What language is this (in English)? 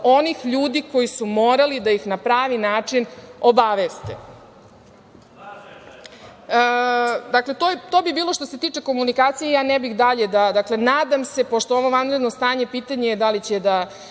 Serbian